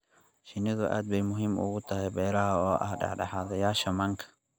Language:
Somali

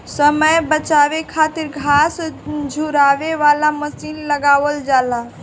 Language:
Bhojpuri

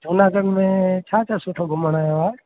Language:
Sindhi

